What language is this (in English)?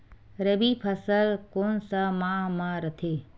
Chhattisgarhi